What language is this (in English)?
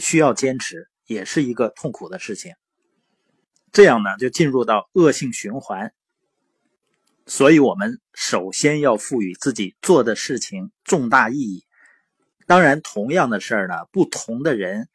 Chinese